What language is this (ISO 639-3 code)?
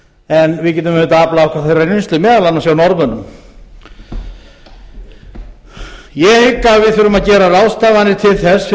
isl